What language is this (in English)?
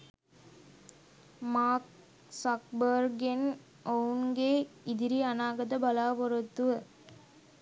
Sinhala